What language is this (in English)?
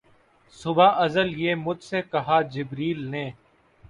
Urdu